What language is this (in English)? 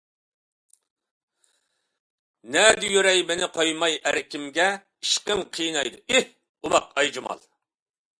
Uyghur